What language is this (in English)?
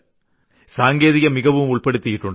Malayalam